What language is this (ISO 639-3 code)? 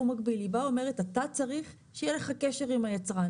heb